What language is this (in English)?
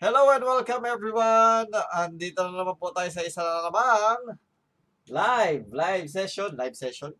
Filipino